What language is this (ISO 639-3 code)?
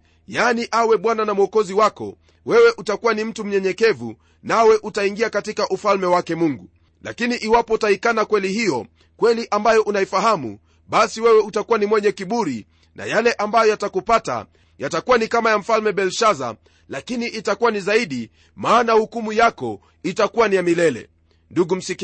swa